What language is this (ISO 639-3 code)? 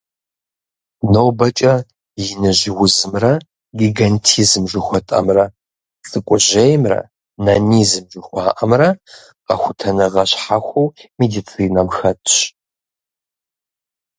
kbd